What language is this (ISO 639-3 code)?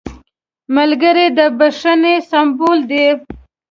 pus